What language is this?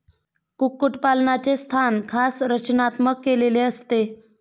Marathi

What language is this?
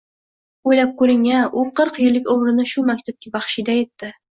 Uzbek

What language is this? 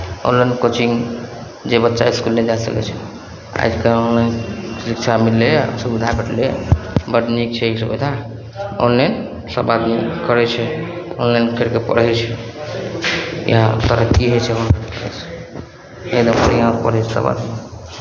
Maithili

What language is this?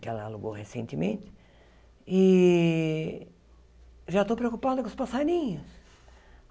Portuguese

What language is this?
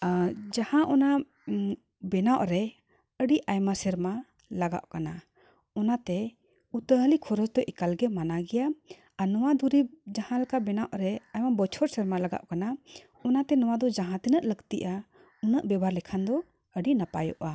Santali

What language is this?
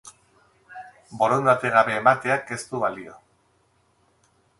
Basque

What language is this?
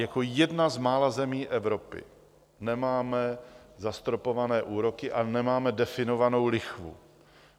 Czech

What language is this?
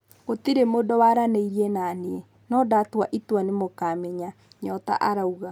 Kikuyu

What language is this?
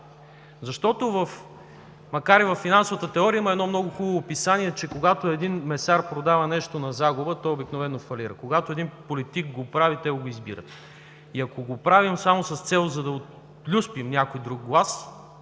Bulgarian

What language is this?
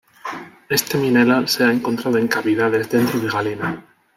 Spanish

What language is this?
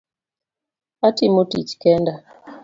Luo (Kenya and Tanzania)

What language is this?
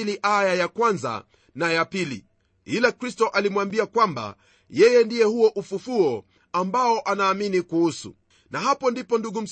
Swahili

